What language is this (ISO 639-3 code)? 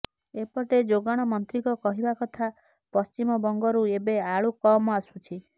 ori